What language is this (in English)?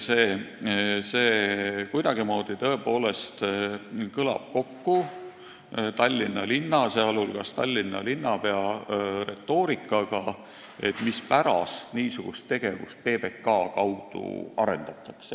Estonian